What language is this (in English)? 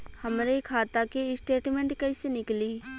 Bhojpuri